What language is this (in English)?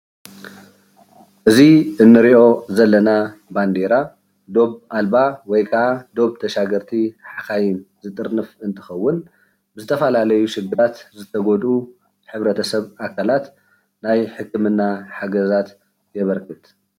Tigrinya